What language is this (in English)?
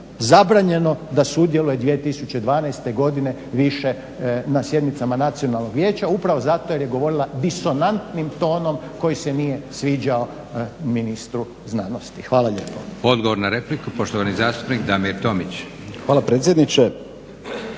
Croatian